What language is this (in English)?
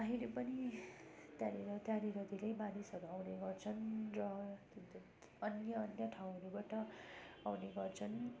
Nepali